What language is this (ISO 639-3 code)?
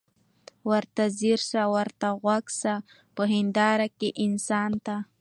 pus